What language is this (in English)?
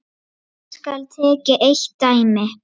Icelandic